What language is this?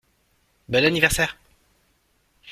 French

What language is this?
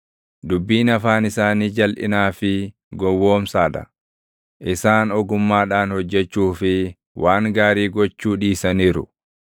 Oromo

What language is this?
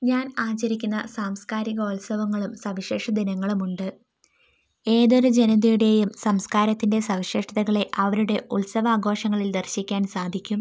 Malayalam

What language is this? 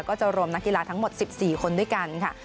Thai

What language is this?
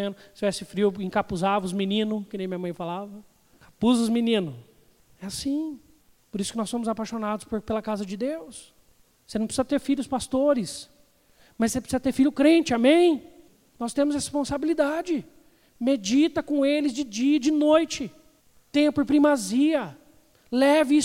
Portuguese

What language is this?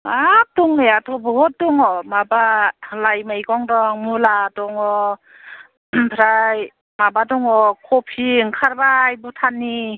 Bodo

